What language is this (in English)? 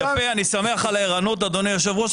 Hebrew